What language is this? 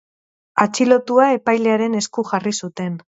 Basque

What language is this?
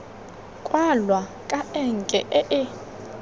Tswana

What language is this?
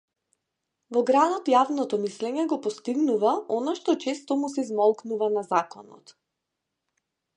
Macedonian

